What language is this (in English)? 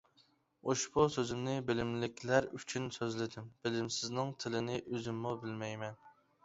Uyghur